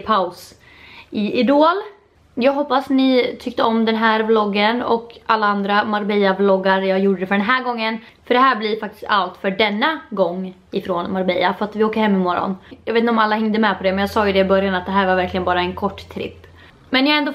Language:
Swedish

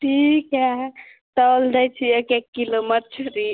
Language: Maithili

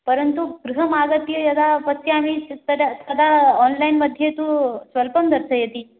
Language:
Sanskrit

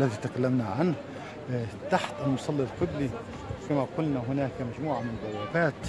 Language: Arabic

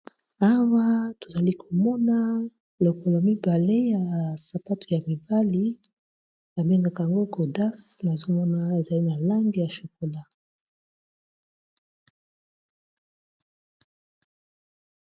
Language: Lingala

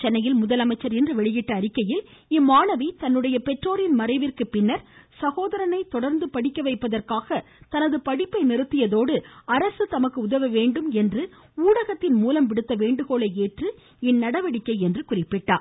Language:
Tamil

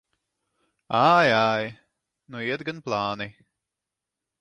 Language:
Latvian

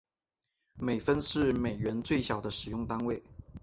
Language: Chinese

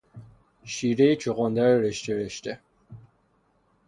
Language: Persian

